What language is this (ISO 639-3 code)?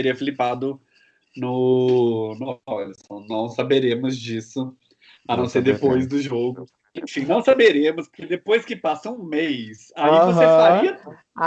por